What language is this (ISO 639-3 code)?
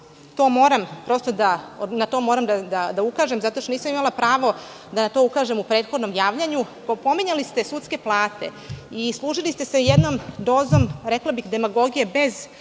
srp